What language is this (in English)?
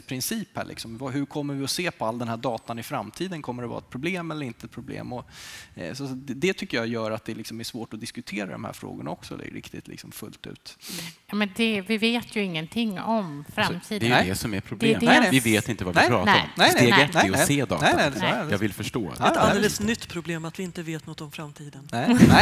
Swedish